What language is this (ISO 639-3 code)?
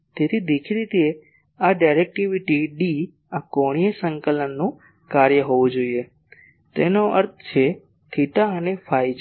guj